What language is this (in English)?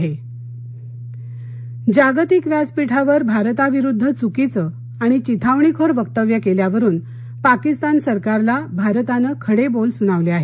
Marathi